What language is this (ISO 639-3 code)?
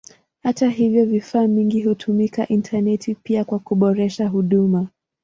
swa